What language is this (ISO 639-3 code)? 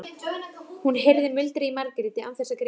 isl